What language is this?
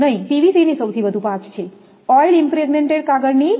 Gujarati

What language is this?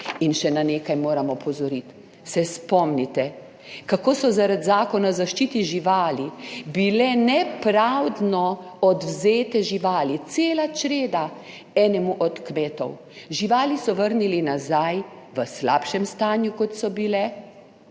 Slovenian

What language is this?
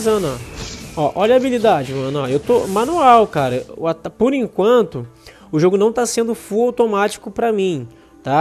Portuguese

